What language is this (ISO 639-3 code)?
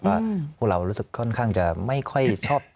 tha